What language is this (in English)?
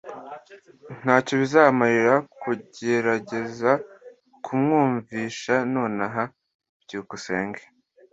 Kinyarwanda